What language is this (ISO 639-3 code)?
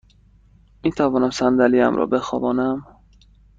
fas